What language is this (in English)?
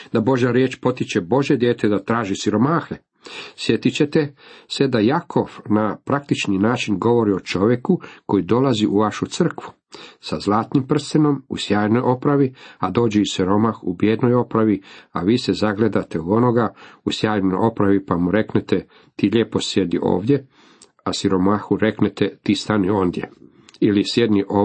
Croatian